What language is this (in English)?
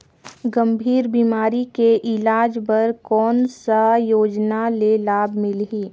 Chhattisgarhi